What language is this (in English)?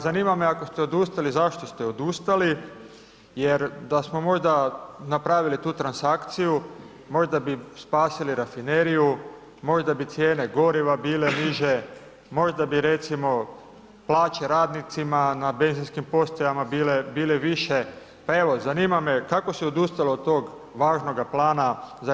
Croatian